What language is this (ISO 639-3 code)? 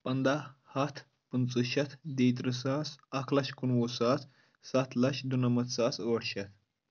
kas